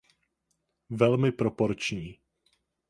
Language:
Czech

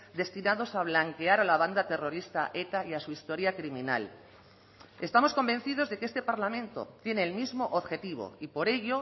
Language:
Spanish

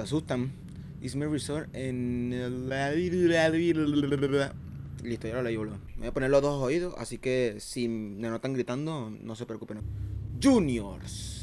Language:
Spanish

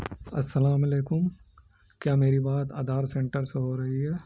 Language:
Urdu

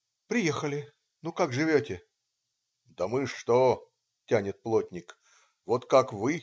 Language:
Russian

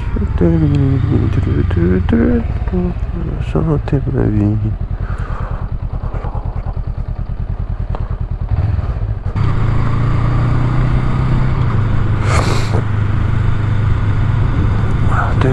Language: French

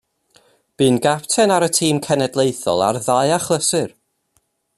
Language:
Welsh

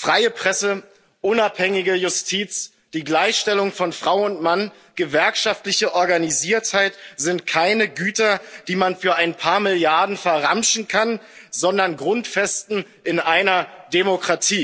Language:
German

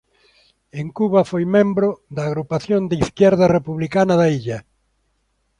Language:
Galician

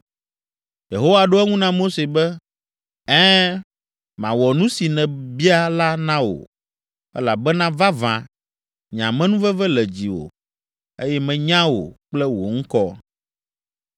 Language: Ewe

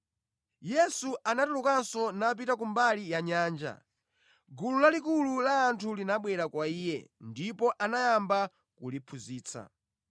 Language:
Nyanja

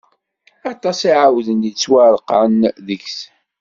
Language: Kabyle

